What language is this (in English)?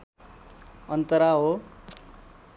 Nepali